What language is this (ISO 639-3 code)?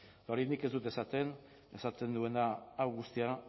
eus